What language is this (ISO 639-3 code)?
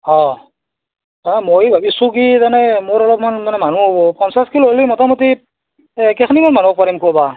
asm